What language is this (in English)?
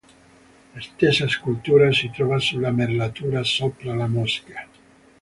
Italian